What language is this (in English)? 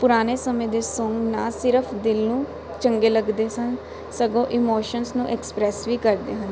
Punjabi